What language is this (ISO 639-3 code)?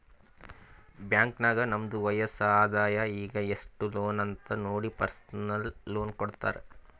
kan